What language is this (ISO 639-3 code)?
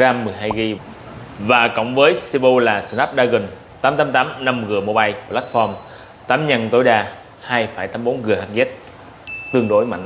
vie